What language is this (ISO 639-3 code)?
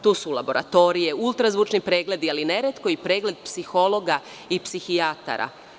srp